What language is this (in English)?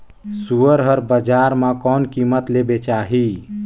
Chhattisgarhi